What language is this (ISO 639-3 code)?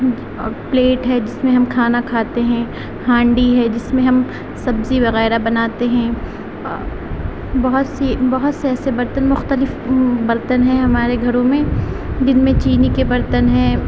urd